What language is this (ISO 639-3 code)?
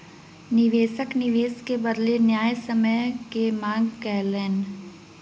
mai